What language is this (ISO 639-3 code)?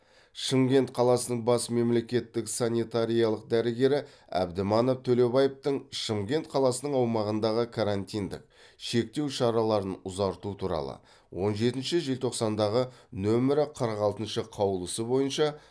kaz